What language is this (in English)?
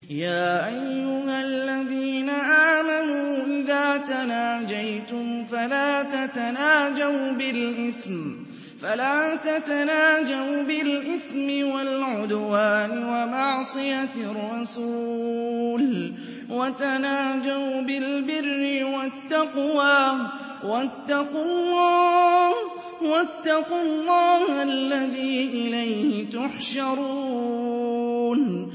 Arabic